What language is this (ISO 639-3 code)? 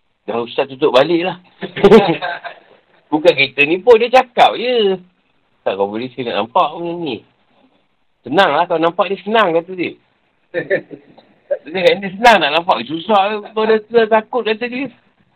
msa